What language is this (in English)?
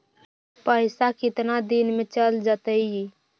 Magahi